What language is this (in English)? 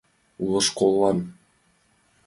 Mari